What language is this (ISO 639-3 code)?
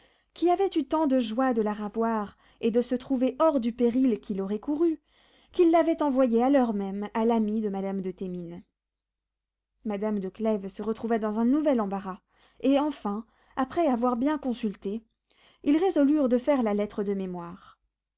fra